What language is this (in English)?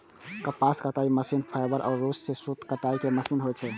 Maithili